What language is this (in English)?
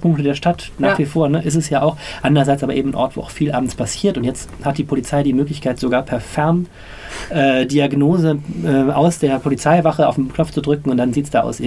German